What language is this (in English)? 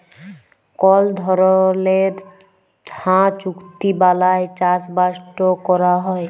Bangla